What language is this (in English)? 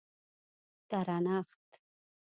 Pashto